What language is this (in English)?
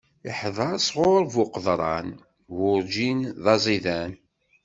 Kabyle